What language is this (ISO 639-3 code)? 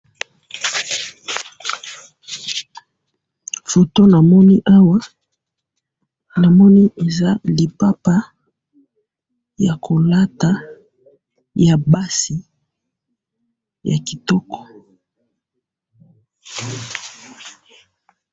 lin